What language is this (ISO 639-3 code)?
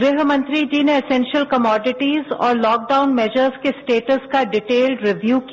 hin